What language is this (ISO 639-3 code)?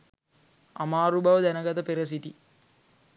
sin